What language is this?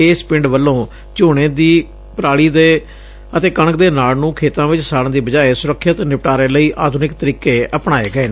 Punjabi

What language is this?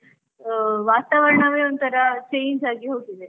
Kannada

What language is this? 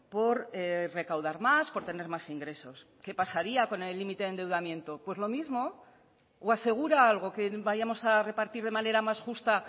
Spanish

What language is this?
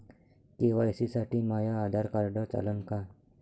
Marathi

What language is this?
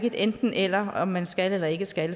Danish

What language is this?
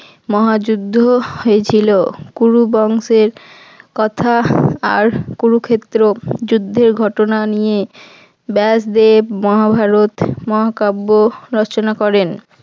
Bangla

